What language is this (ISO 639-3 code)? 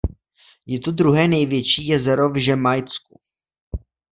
ces